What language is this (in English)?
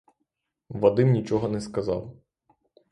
Ukrainian